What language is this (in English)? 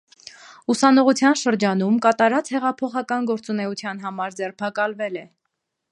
Armenian